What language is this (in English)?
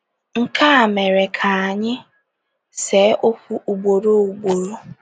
Igbo